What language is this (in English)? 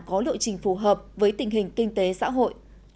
Vietnamese